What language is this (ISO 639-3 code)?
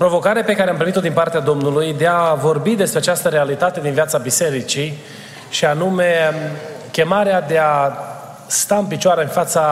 ron